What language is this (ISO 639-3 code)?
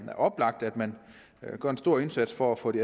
dan